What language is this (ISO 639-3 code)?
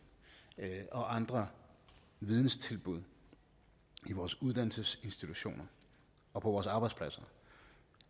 dan